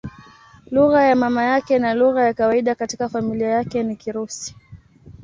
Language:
Swahili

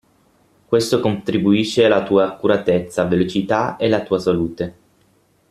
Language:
Italian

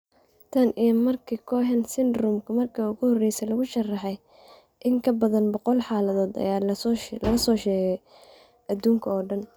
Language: Somali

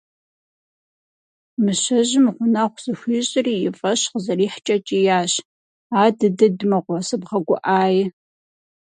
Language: Kabardian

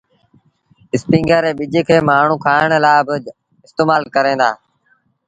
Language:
Sindhi Bhil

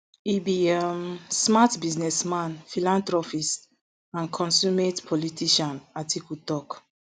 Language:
Nigerian Pidgin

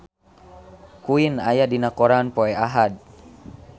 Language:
Sundanese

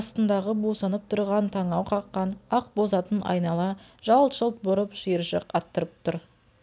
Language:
Kazakh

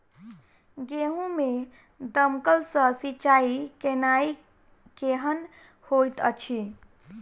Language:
Maithili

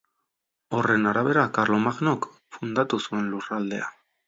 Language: Basque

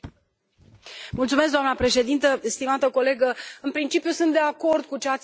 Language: Romanian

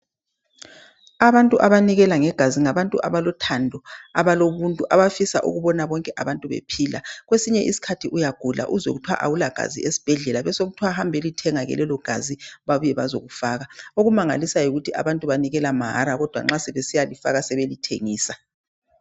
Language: North Ndebele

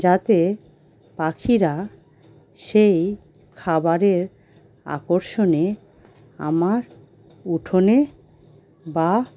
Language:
Bangla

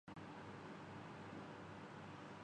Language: Urdu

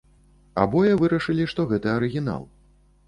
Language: Belarusian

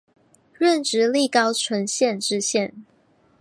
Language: Chinese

